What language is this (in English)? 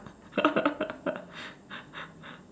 English